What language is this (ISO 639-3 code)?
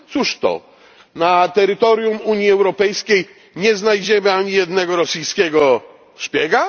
pol